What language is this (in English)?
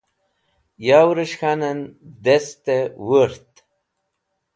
Wakhi